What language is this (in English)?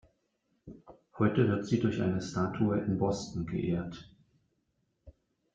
German